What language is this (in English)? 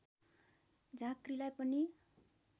Nepali